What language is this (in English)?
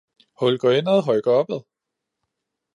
Danish